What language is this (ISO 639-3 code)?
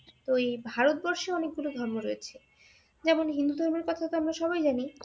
ben